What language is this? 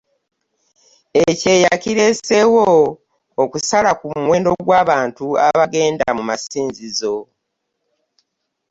Ganda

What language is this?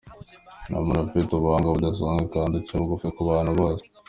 Kinyarwanda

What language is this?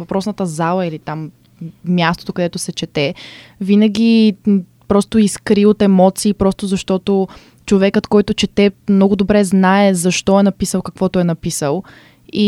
Bulgarian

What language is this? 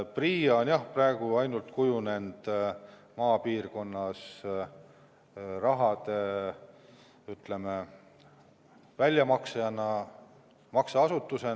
Estonian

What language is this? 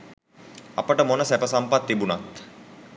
Sinhala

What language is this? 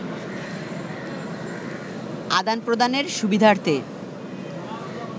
Bangla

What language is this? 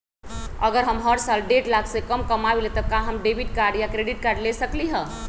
Magahi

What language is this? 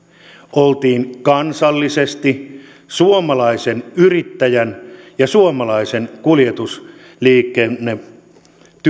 Finnish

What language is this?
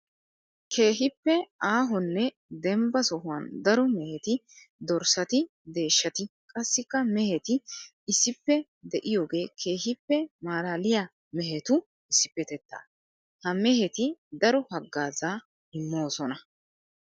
Wolaytta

